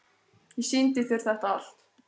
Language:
Icelandic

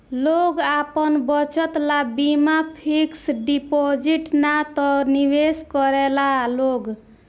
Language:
Bhojpuri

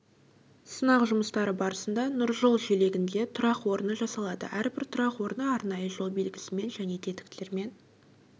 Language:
Kazakh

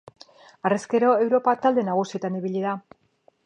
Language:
Basque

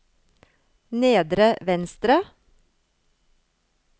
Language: Norwegian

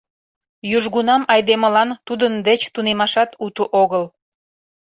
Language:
Mari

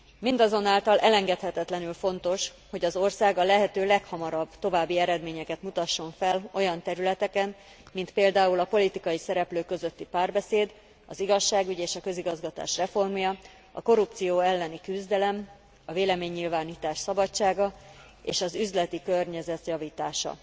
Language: Hungarian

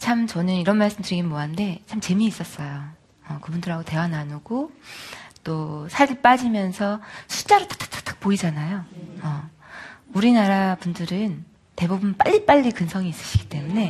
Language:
Korean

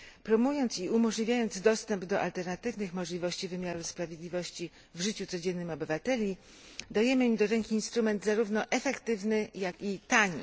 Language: Polish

